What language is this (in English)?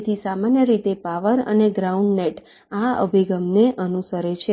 Gujarati